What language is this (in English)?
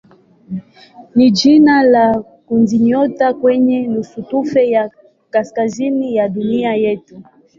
Swahili